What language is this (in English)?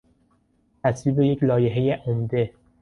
Persian